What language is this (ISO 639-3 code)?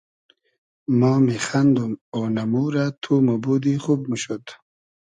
haz